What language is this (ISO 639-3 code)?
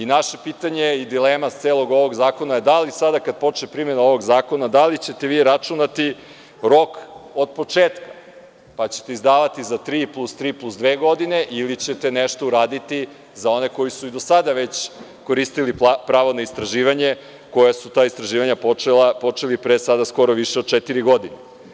srp